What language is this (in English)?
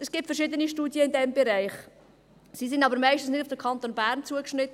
Swiss German